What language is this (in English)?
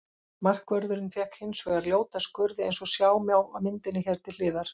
Icelandic